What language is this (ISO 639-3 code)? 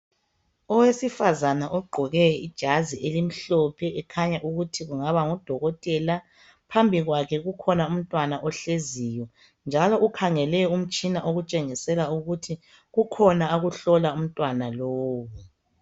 nde